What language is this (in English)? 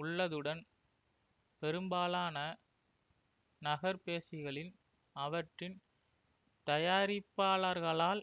Tamil